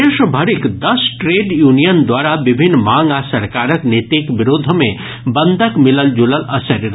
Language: Maithili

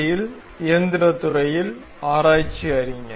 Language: Tamil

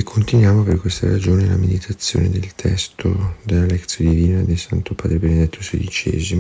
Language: Italian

